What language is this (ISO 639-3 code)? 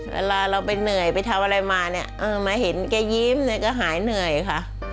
tha